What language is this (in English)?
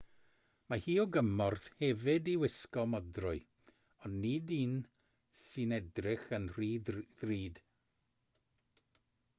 Welsh